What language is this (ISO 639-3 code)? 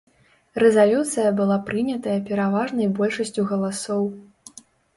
bel